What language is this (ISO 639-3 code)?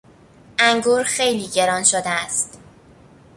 fas